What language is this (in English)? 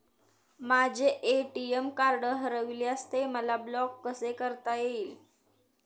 Marathi